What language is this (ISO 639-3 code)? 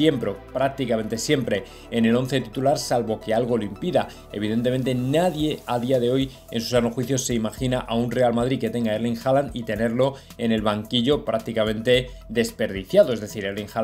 spa